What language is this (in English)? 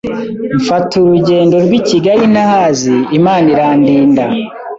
Kinyarwanda